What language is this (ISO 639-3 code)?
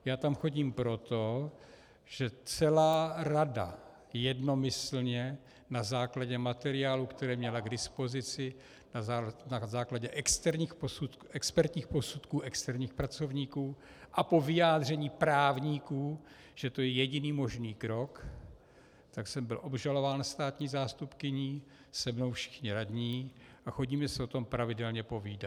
ces